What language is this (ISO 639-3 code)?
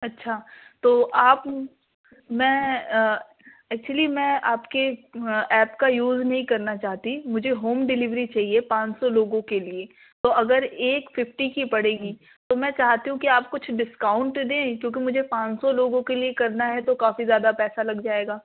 urd